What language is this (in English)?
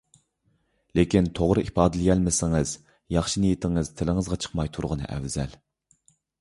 Uyghur